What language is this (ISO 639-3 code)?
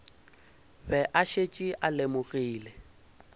nso